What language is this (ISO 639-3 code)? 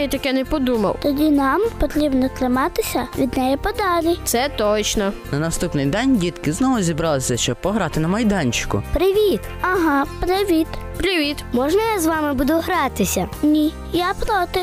ukr